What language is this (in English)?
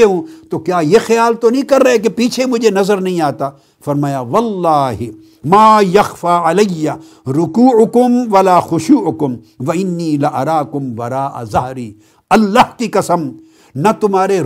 Urdu